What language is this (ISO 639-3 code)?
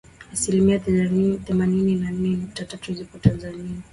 swa